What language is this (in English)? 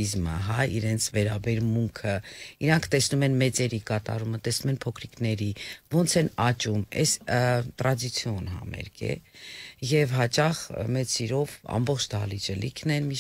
Romanian